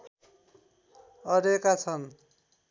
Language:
Nepali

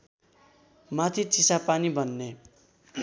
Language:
Nepali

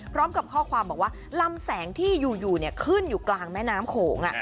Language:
Thai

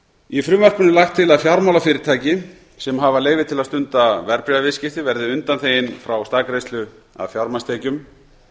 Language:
Icelandic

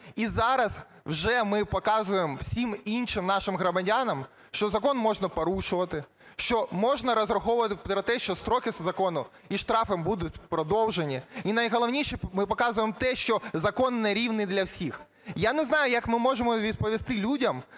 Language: Ukrainian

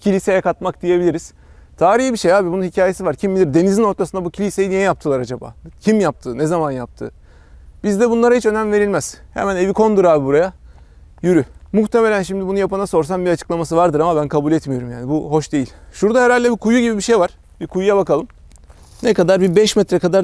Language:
Turkish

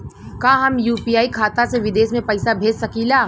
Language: Bhojpuri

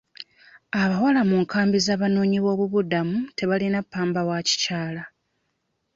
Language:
Ganda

